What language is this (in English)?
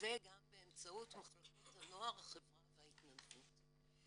Hebrew